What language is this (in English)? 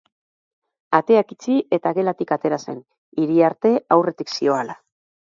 Basque